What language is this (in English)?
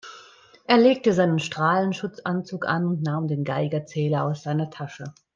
German